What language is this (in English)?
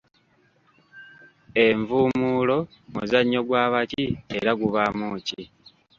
Ganda